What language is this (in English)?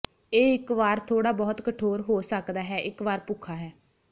Punjabi